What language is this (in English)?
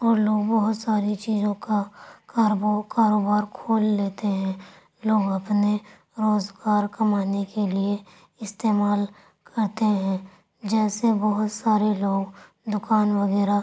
Urdu